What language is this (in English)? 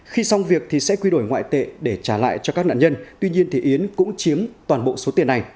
Vietnamese